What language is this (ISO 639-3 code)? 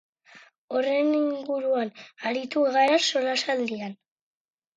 eus